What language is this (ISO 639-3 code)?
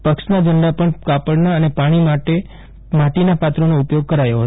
guj